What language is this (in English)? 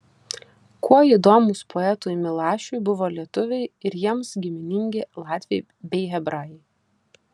Lithuanian